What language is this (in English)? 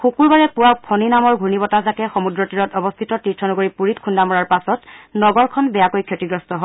Assamese